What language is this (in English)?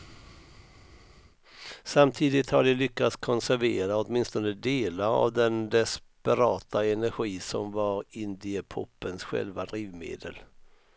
Swedish